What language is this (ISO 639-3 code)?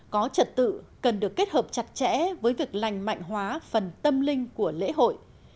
vie